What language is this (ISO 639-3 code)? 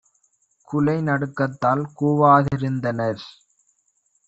tam